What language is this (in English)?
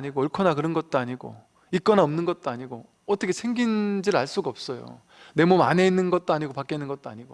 Korean